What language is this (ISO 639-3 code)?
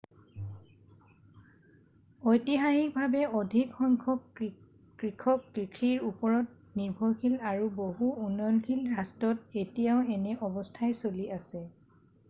asm